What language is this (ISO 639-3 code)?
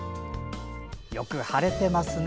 jpn